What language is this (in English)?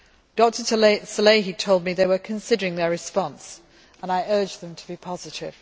English